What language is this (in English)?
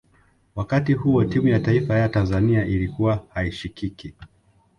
Swahili